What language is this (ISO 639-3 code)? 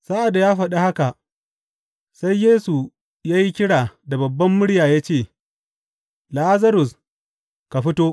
hau